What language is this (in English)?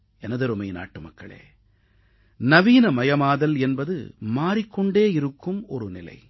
Tamil